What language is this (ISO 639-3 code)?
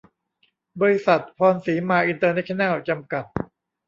tha